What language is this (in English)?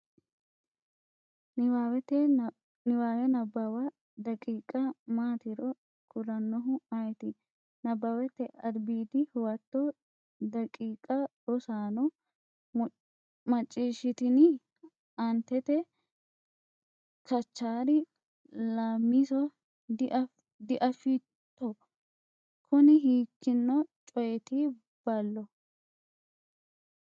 Sidamo